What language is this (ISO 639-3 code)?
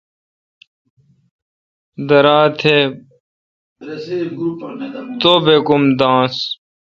xka